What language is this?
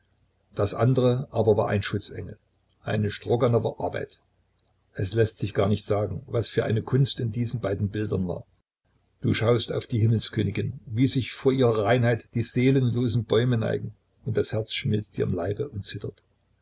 German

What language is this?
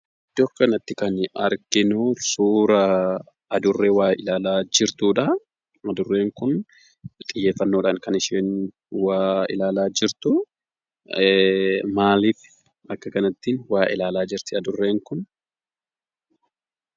Oromo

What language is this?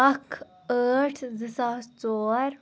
Kashmiri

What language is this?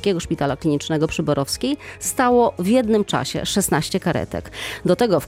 Polish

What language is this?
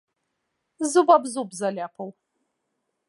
Belarusian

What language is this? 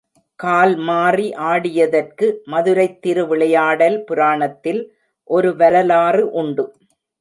Tamil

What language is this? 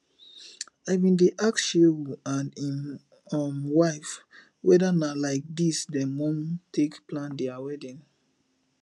Nigerian Pidgin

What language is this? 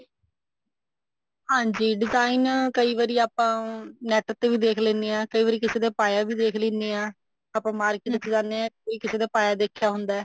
Punjabi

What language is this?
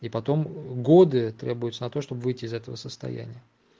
Russian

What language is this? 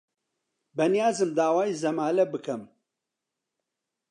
Central Kurdish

